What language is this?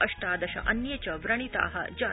Sanskrit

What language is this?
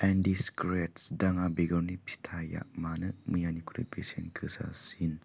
Bodo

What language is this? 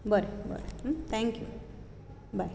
Konkani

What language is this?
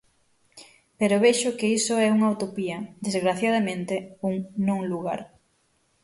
Galician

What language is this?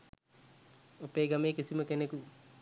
Sinhala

